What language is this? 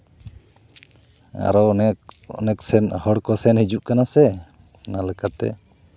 Santali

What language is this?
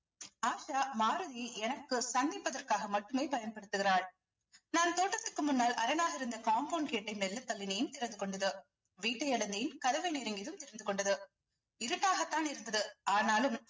Tamil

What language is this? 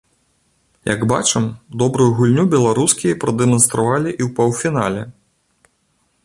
Belarusian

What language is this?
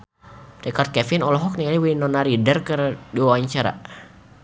Sundanese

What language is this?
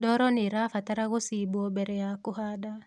Kikuyu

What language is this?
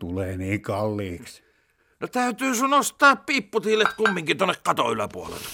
Finnish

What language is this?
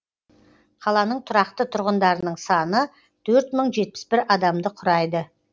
Kazakh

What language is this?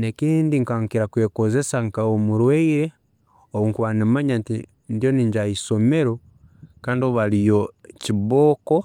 Tooro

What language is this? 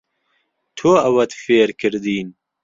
Central Kurdish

